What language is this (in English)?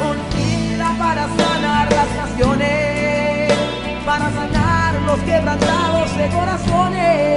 Spanish